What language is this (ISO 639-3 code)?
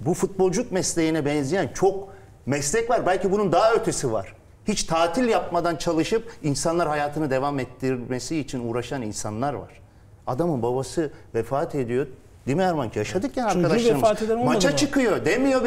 tur